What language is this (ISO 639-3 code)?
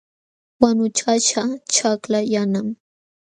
qxw